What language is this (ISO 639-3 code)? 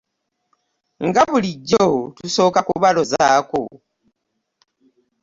lug